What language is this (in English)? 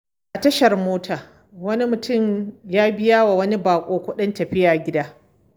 Hausa